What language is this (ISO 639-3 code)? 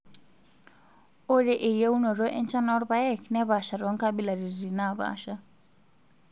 mas